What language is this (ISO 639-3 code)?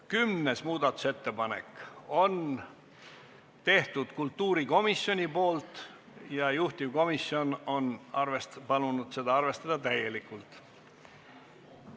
est